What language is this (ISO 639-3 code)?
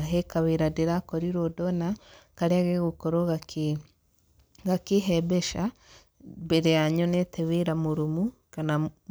kik